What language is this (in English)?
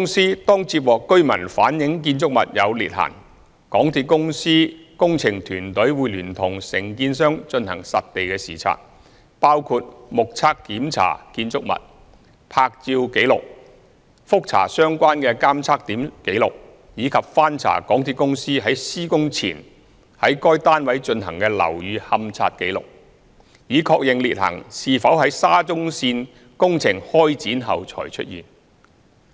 Cantonese